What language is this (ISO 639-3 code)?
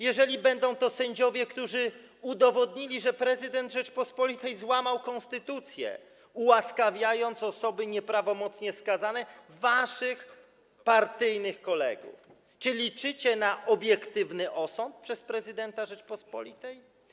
pol